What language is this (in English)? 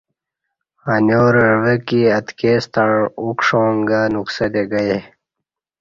Kati